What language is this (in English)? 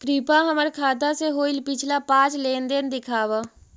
Magahi